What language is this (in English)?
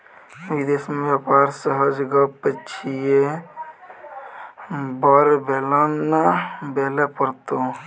Maithili